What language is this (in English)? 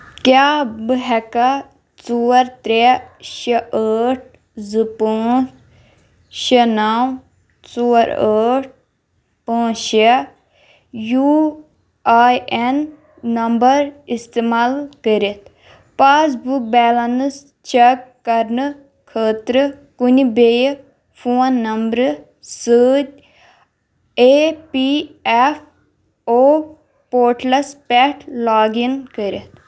Kashmiri